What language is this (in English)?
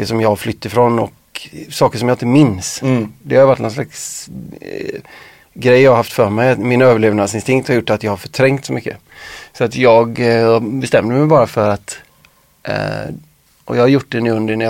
Swedish